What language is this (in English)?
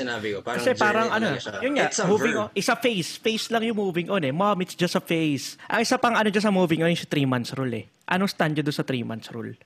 Filipino